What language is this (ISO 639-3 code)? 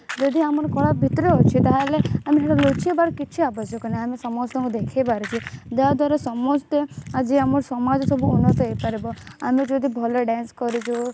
ori